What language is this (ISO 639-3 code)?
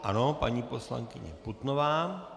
ces